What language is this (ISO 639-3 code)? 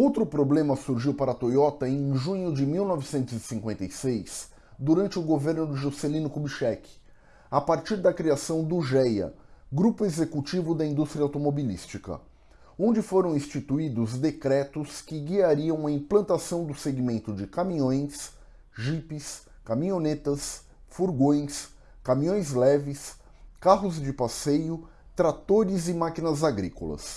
por